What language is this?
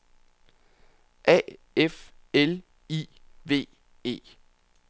Danish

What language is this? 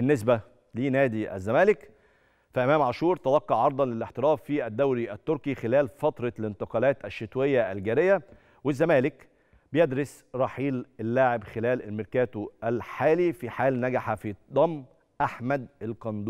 Arabic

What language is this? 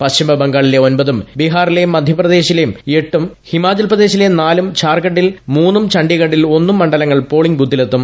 Malayalam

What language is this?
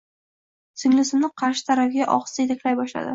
Uzbek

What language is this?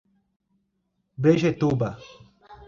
Portuguese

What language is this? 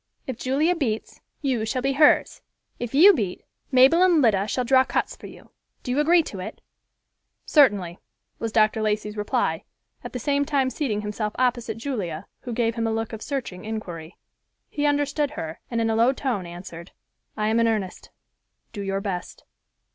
English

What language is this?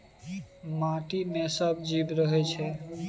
Maithili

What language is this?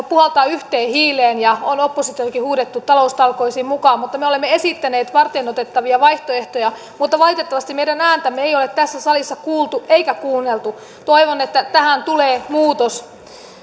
Finnish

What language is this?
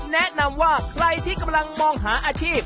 Thai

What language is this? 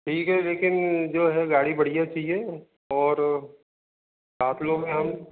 Hindi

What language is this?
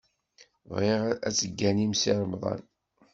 Kabyle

